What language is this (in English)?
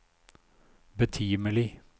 Norwegian